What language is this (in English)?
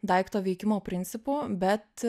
Lithuanian